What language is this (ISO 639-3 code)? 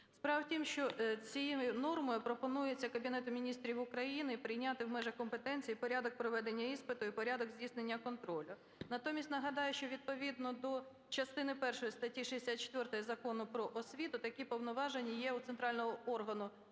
ukr